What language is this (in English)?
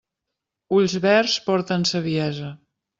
Catalan